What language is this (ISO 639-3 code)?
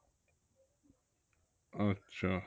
ben